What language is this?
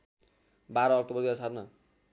Nepali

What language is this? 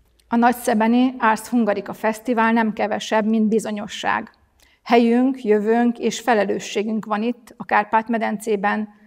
Hungarian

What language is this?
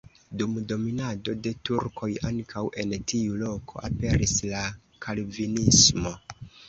Esperanto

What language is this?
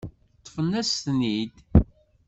Kabyle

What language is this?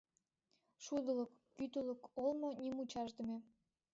Mari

